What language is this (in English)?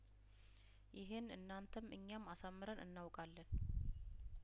Amharic